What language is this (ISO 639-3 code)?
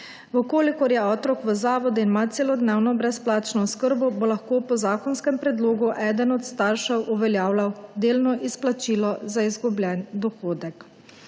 slv